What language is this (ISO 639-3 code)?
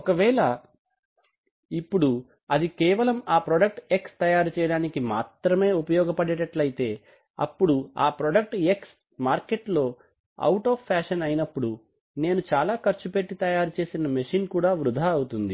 tel